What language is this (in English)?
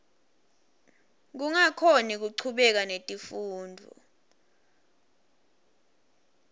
Swati